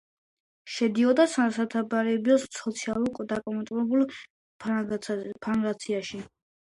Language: Georgian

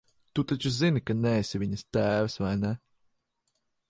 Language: Latvian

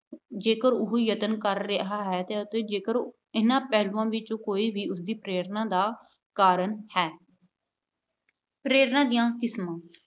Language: Punjabi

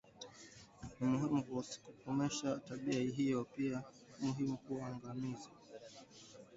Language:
Swahili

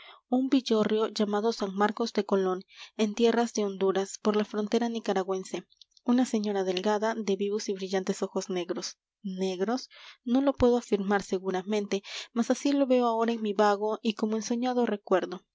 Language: Spanish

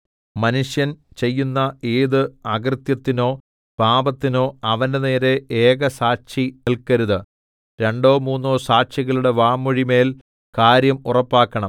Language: Malayalam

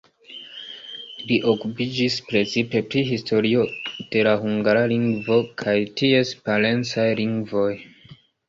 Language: Esperanto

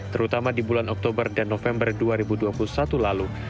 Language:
Indonesian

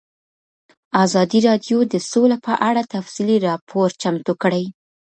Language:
Pashto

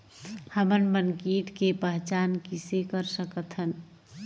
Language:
Chhattisgarhi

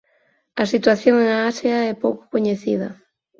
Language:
Galician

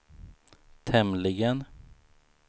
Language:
Swedish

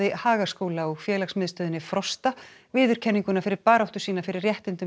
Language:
Icelandic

